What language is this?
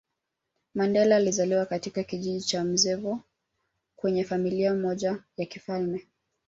Swahili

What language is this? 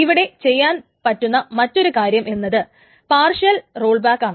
Malayalam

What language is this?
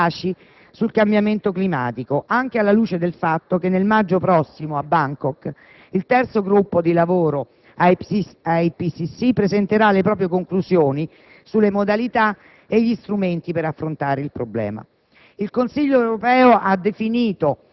Italian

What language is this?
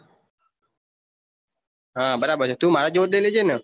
Gujarati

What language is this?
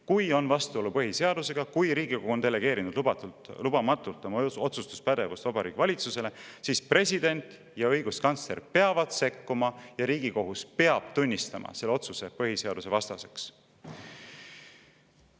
Estonian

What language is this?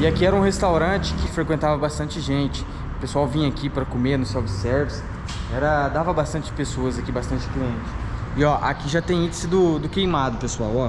Portuguese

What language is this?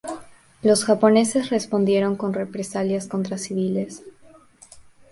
Spanish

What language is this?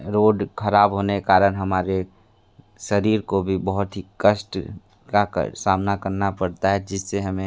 Hindi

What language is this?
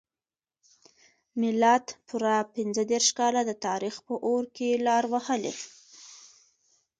Pashto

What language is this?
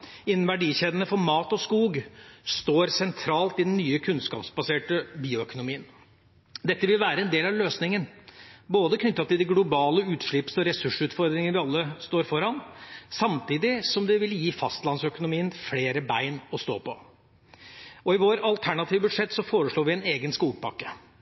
Norwegian Bokmål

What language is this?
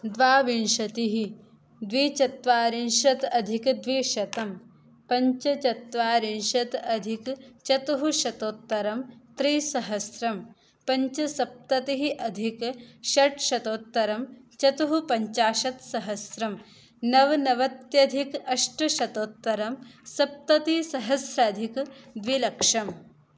Sanskrit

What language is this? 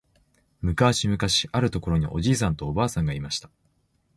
Japanese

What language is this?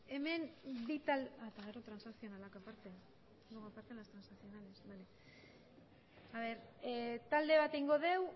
Basque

